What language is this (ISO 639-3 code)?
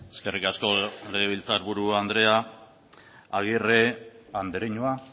eus